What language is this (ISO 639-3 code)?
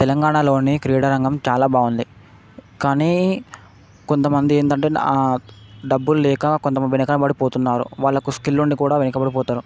tel